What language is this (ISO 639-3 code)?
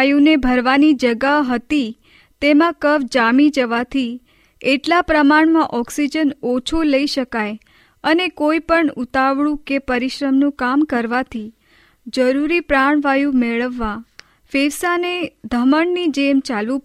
hin